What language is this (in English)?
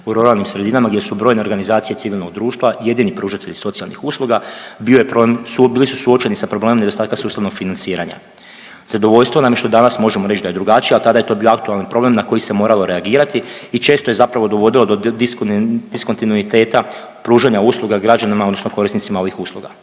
Croatian